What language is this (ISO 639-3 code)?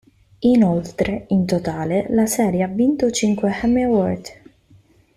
ita